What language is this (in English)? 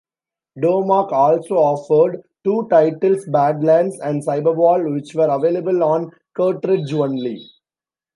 English